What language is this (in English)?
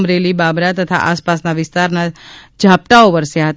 Gujarati